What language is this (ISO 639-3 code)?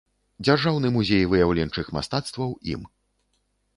bel